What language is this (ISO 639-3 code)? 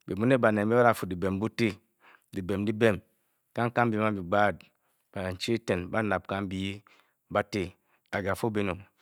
bky